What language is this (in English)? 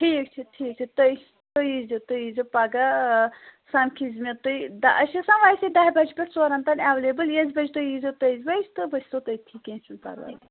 Kashmiri